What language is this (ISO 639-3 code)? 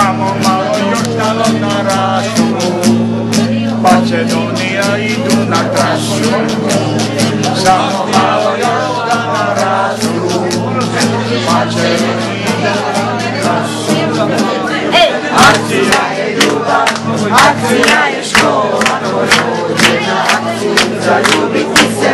ron